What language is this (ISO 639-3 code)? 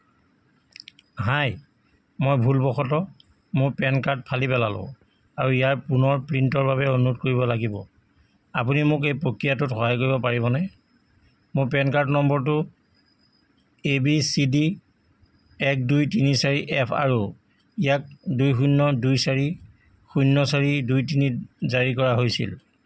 asm